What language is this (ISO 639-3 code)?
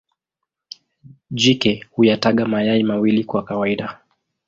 swa